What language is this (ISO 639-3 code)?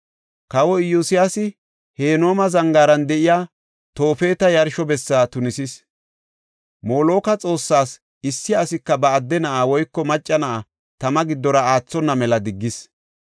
gof